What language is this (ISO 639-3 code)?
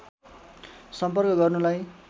nep